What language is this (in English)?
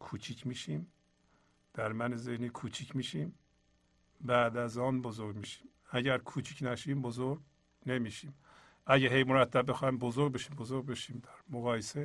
Persian